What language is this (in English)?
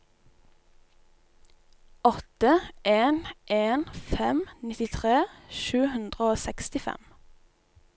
Norwegian